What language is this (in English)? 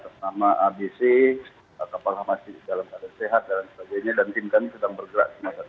Indonesian